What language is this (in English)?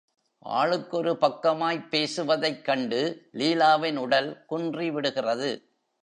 Tamil